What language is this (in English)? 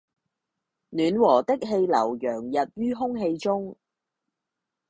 Cantonese